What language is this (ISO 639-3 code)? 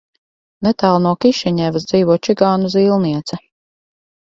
lav